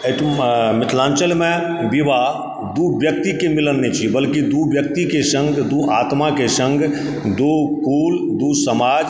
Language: Maithili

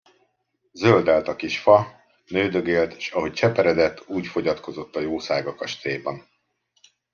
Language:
Hungarian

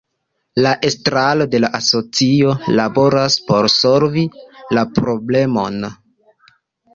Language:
Esperanto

